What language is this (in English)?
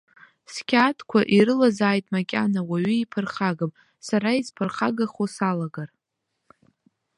Abkhazian